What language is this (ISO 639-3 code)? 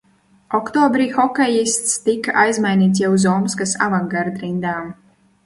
lav